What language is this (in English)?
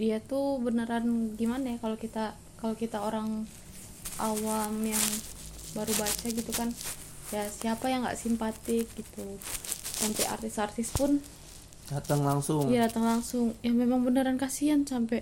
Indonesian